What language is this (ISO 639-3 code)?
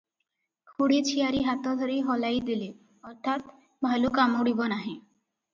ori